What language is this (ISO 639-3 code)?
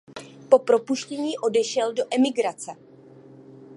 ces